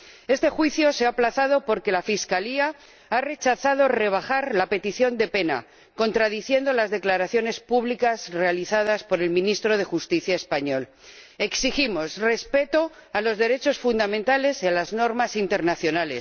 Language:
Spanish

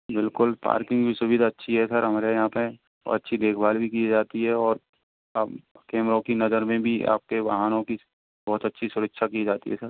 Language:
Hindi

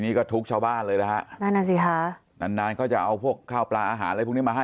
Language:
Thai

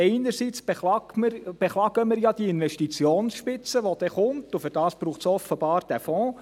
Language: Swiss German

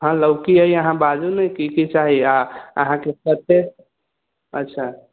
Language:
Maithili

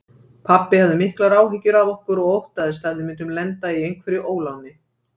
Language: Icelandic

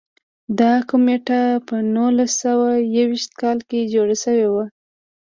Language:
Pashto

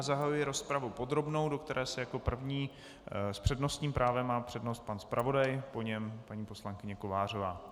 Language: Czech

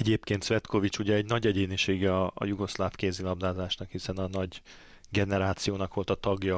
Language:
Hungarian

